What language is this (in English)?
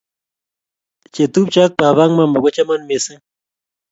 Kalenjin